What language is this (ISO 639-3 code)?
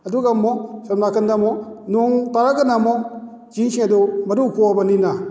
mni